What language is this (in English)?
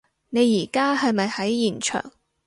Cantonese